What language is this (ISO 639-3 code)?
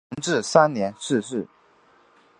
zho